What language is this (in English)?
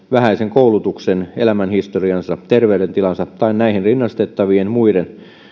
Finnish